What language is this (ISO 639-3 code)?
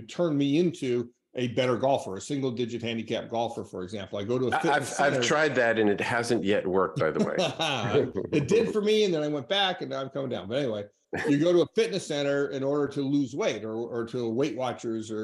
eng